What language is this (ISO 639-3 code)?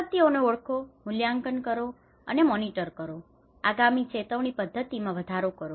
guj